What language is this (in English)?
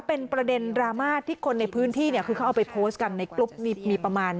Thai